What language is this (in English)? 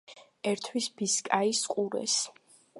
Georgian